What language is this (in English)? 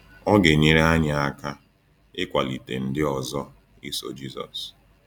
Igbo